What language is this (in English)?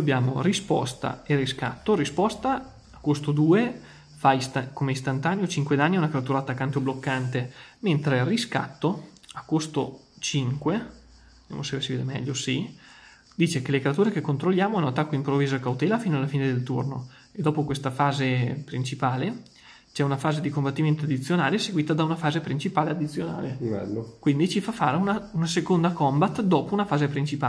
Italian